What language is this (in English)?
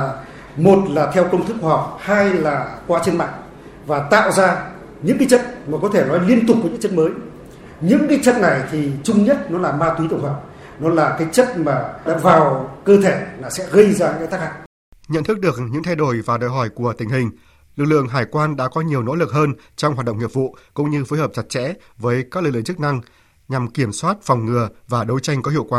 Vietnamese